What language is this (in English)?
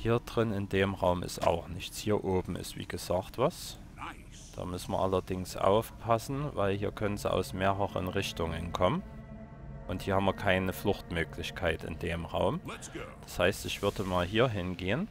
German